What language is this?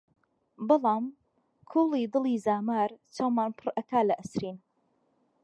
Central Kurdish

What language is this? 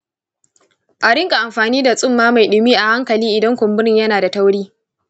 Hausa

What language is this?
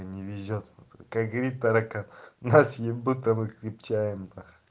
Russian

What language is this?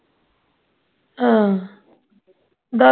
Punjabi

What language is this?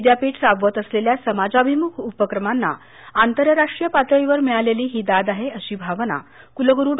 Marathi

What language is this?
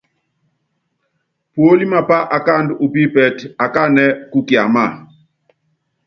Yangben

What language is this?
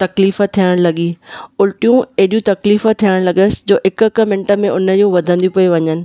Sindhi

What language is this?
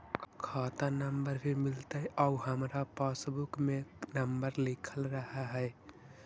Magahi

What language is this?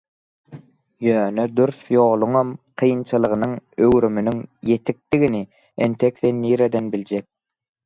Turkmen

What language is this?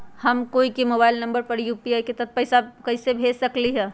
Magahi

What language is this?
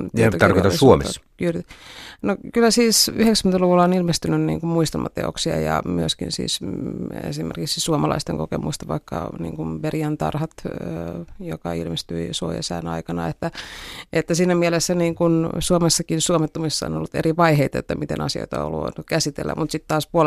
Finnish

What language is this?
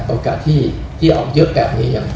Thai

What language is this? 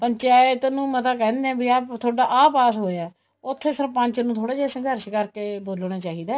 Punjabi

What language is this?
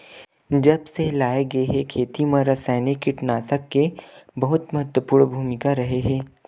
Chhattisgarhi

